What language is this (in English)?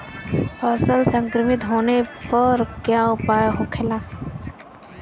Bhojpuri